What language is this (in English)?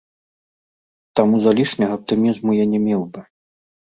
Belarusian